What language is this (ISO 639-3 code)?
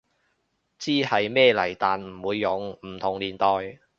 yue